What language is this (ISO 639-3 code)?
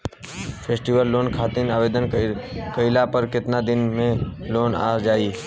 bho